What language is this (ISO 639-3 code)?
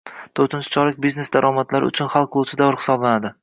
uzb